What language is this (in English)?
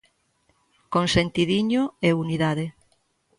Galician